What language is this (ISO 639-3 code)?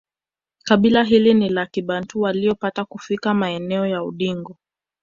swa